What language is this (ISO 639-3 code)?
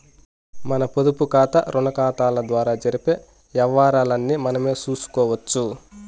tel